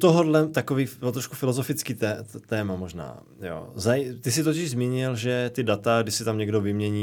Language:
Czech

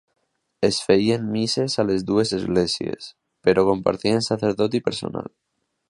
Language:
Catalan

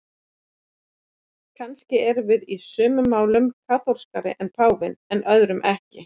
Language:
Icelandic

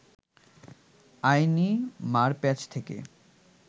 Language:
Bangla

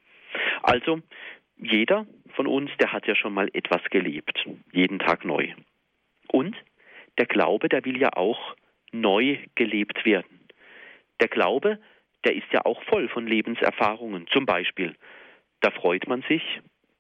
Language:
German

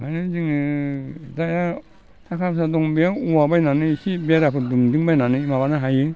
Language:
Bodo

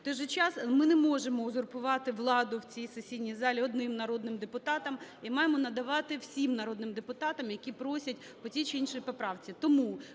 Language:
Ukrainian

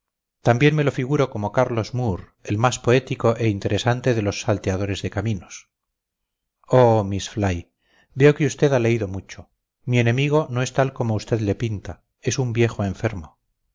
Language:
Spanish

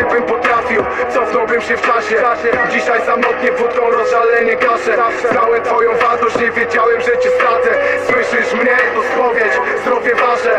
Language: Polish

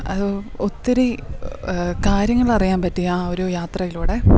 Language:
Malayalam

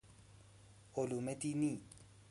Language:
Persian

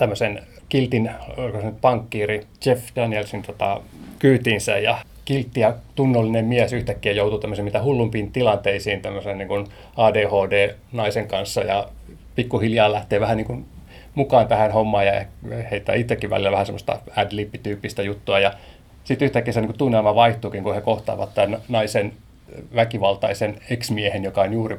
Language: Finnish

